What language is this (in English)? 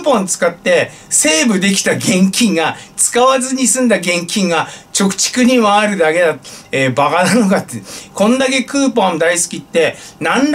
Japanese